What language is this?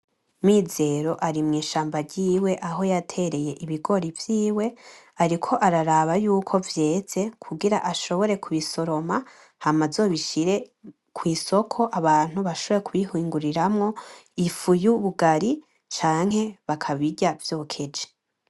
Rundi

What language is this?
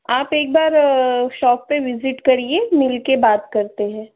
Hindi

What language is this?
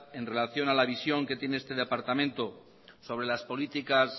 Spanish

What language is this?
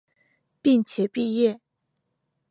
Chinese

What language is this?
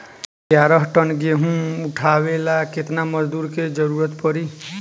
Bhojpuri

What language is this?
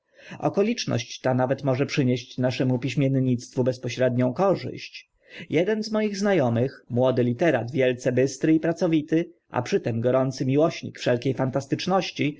Polish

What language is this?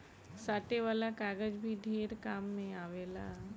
Bhojpuri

